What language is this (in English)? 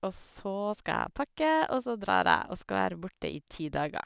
Norwegian